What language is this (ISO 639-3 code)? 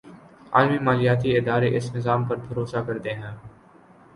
urd